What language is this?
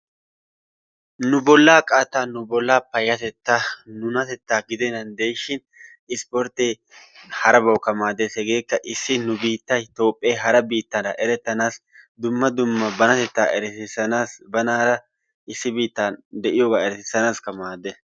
Wolaytta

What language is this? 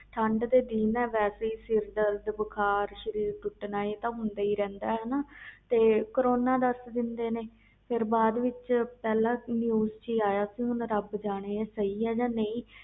Punjabi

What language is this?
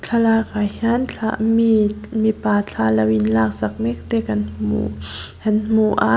Mizo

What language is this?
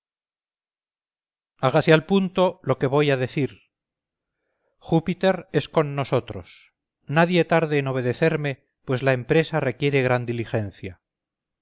Spanish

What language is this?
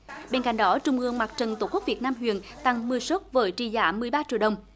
Vietnamese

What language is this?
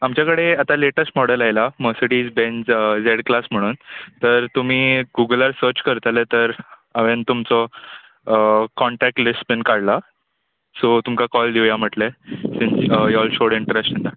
Konkani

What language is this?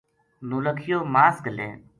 Gujari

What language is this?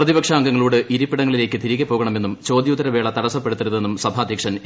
Malayalam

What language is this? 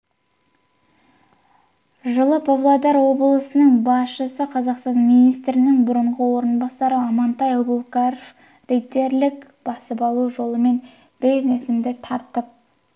Kazakh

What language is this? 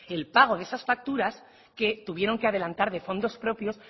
Spanish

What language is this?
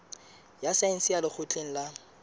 Southern Sotho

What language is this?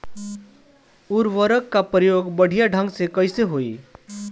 Bhojpuri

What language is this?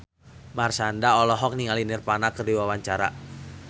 Sundanese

